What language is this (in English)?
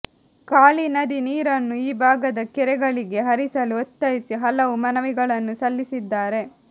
Kannada